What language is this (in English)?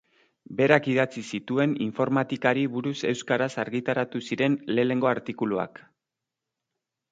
Basque